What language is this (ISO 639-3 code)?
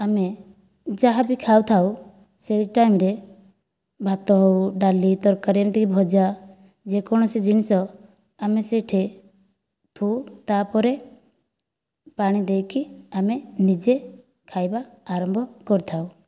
ori